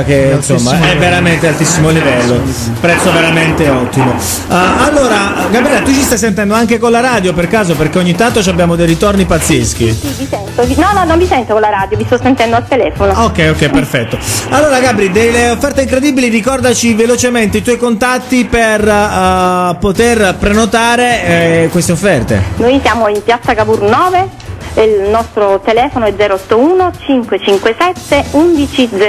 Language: Italian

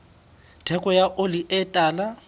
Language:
Southern Sotho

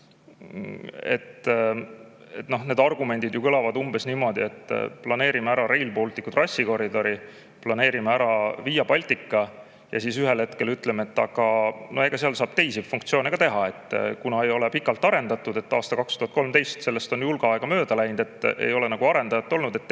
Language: Estonian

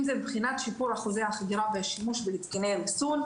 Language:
Hebrew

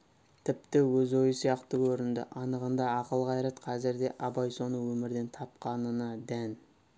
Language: Kazakh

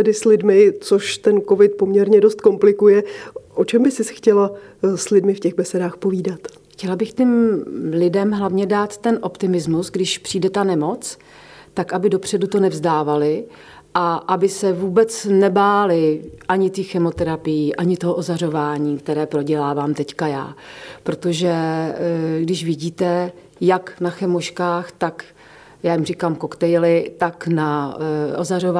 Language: Czech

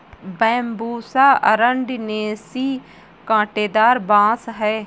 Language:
Hindi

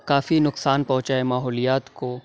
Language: Urdu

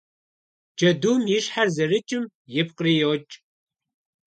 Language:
Kabardian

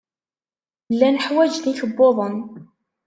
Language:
Kabyle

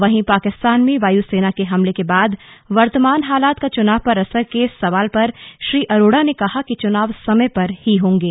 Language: Hindi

